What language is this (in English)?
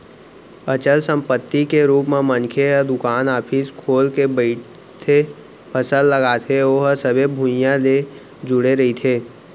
Chhattisgarhi